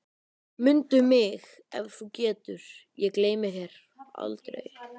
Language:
Icelandic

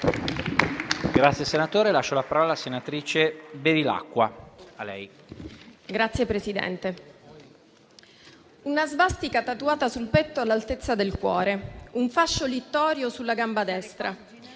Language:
Italian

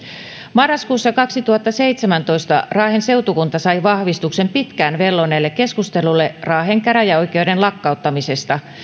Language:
Finnish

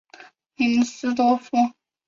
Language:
Chinese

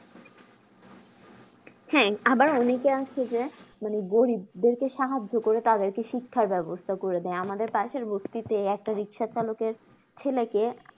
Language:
Bangla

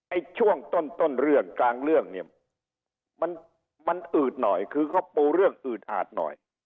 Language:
Thai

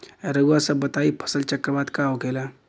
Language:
Bhojpuri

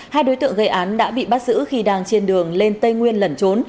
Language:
Vietnamese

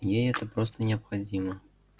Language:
Russian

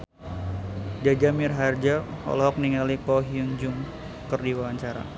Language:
Sundanese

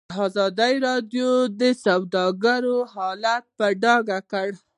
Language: Pashto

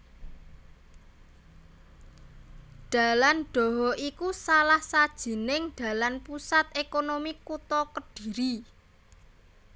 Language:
Javanese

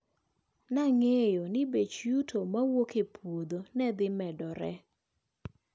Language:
Luo (Kenya and Tanzania)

